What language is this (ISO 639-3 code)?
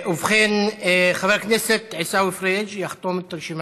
heb